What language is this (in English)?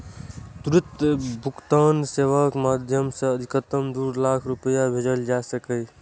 Maithili